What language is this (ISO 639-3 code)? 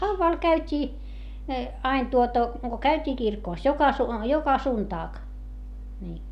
fin